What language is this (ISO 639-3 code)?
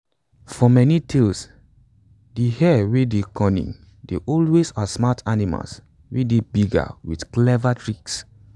pcm